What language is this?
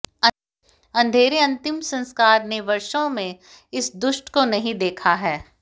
Hindi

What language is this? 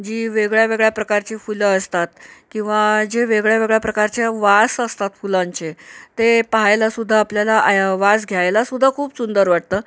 Marathi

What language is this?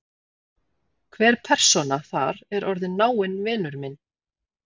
Icelandic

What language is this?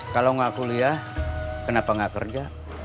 Indonesian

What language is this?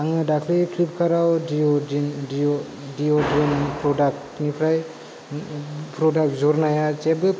Bodo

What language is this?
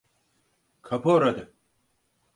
Turkish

